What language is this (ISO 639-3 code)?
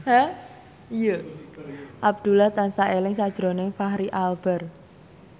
jav